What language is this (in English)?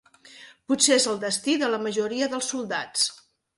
Catalan